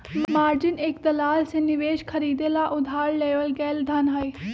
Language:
Magahi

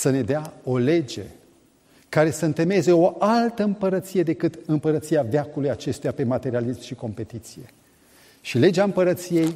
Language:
Romanian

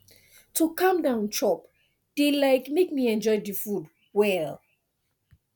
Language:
Nigerian Pidgin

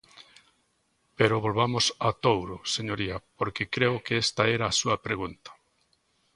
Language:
Galician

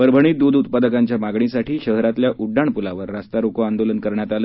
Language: Marathi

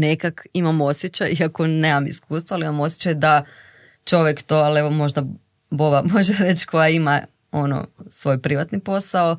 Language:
Croatian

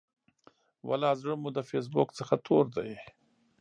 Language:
Pashto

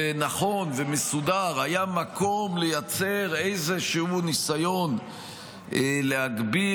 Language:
Hebrew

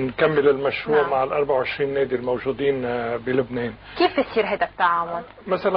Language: Arabic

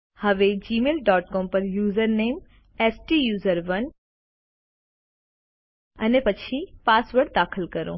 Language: Gujarati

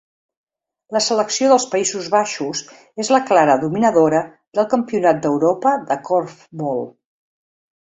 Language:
Catalan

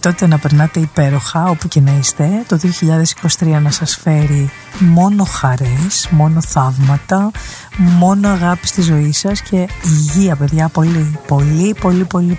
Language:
Greek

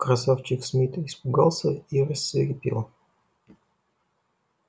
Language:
Russian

